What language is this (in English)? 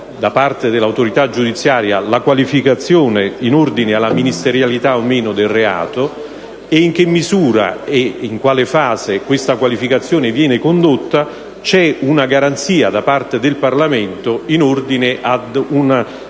Italian